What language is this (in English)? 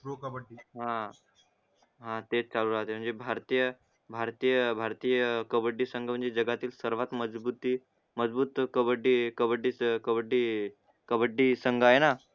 Marathi